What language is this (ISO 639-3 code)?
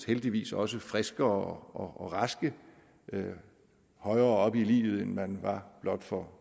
dan